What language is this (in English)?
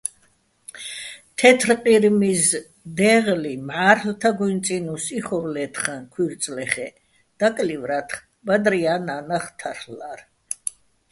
Bats